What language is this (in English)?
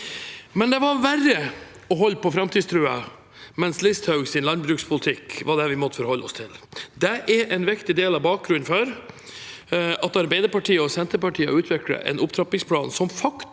Norwegian